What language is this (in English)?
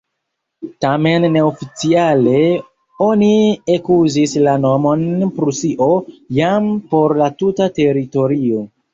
Esperanto